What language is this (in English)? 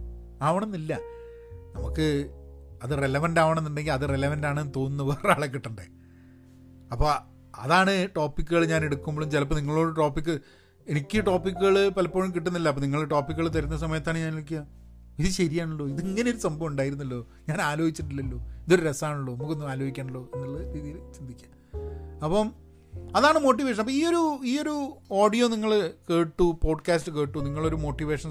Malayalam